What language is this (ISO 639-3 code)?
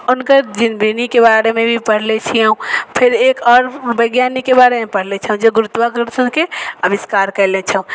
mai